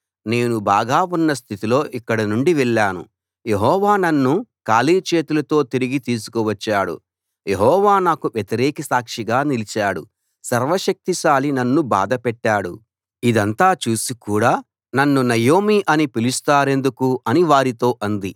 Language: Telugu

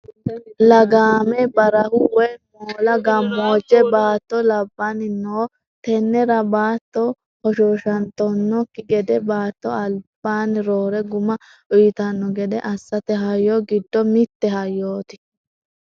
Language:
Sidamo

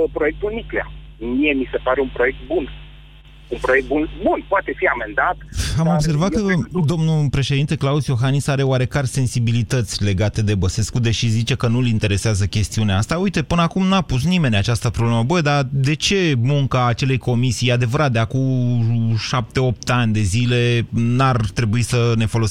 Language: Romanian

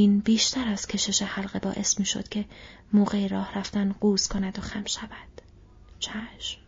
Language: Persian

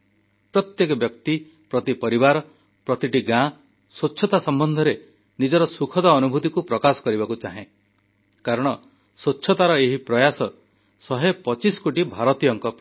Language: Odia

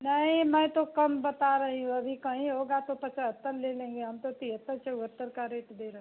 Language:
Hindi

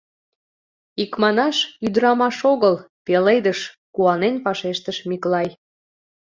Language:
Mari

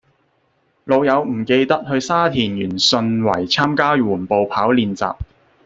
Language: Cantonese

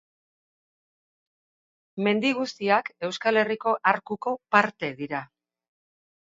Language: Basque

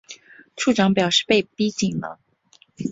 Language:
Chinese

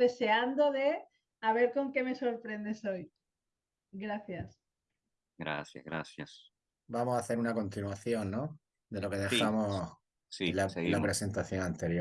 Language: Spanish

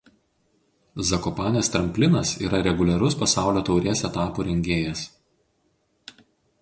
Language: Lithuanian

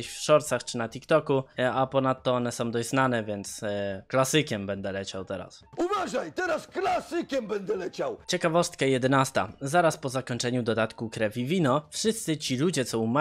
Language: Polish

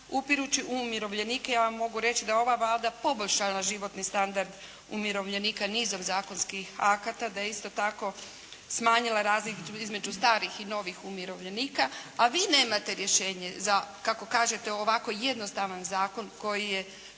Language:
Croatian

